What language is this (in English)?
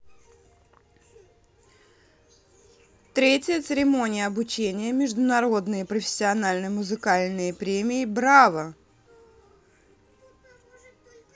Russian